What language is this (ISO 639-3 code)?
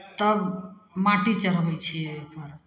mai